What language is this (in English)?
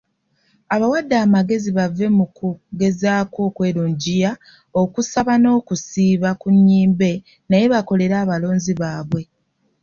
Ganda